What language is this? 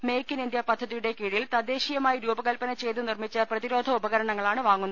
Malayalam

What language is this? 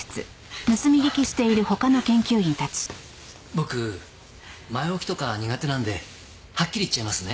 Japanese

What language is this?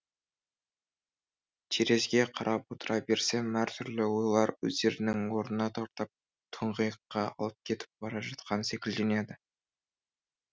Kazakh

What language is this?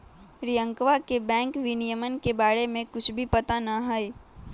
Magahi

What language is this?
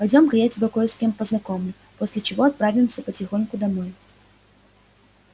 Russian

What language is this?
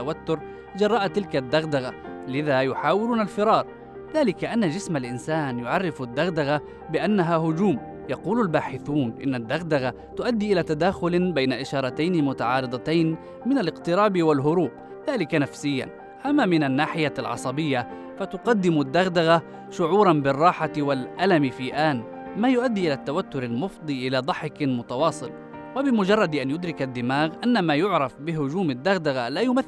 Arabic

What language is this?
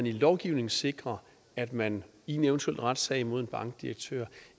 Danish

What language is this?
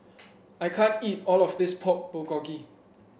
English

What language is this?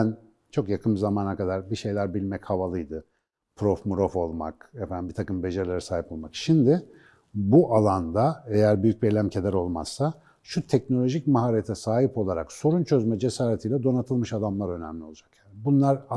Turkish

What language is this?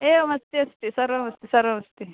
Sanskrit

